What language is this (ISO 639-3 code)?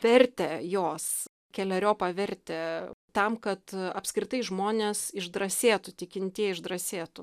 lit